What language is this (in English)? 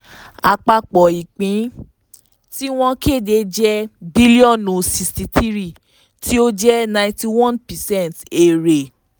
Yoruba